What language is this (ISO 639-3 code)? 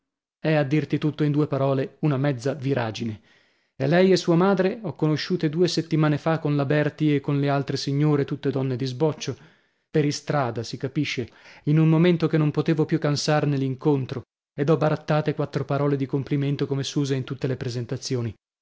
ita